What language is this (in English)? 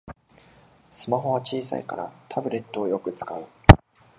Japanese